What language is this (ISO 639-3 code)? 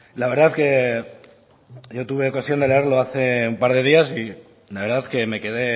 spa